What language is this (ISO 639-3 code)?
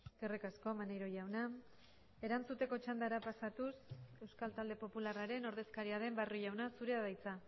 eus